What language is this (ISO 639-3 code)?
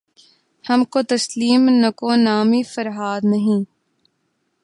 urd